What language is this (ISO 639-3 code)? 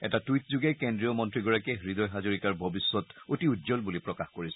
asm